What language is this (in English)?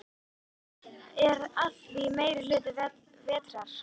Icelandic